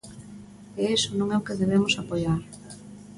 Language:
Galician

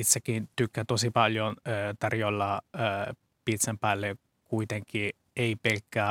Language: Finnish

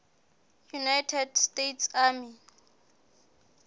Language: Southern Sotho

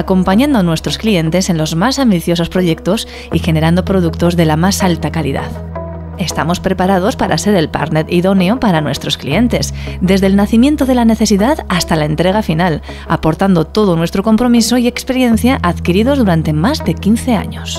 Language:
Spanish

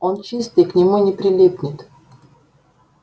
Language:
Russian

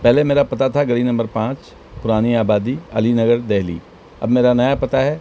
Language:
Urdu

